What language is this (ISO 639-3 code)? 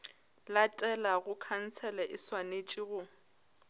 nso